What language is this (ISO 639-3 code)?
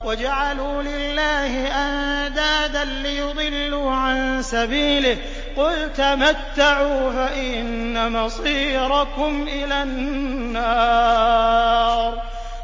ara